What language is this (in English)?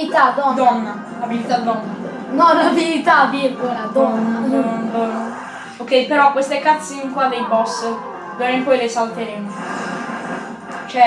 Italian